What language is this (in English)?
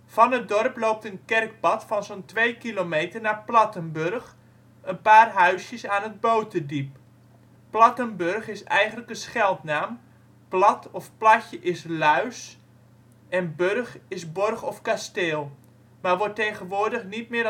Dutch